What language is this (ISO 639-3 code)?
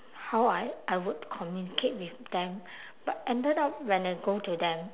eng